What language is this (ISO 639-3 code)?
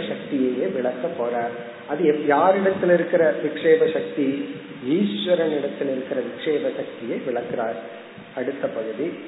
tam